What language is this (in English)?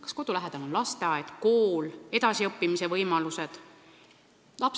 Estonian